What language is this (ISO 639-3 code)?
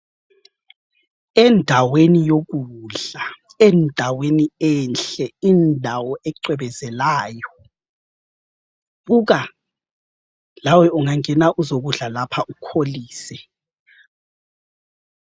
nde